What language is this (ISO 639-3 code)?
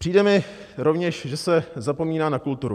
ces